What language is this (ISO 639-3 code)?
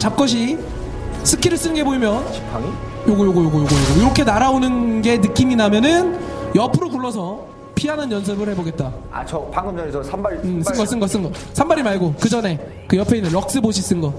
kor